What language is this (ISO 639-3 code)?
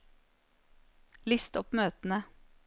nor